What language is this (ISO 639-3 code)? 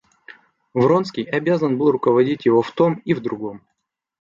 rus